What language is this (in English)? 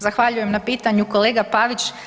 Croatian